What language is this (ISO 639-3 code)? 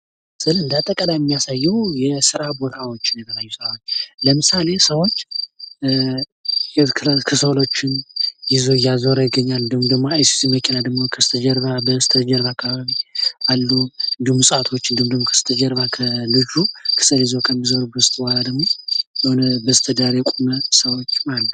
amh